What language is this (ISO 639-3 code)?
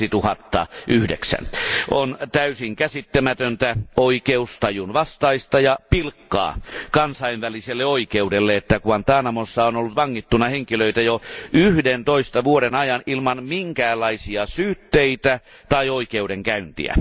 fin